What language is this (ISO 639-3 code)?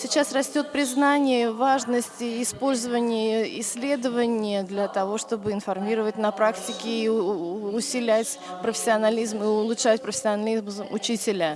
rus